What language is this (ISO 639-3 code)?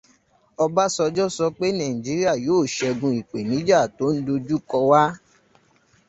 yor